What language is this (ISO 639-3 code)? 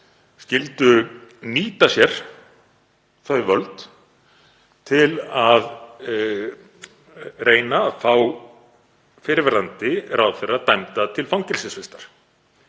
isl